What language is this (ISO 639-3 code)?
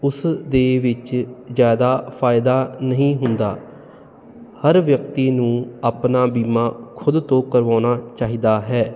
pan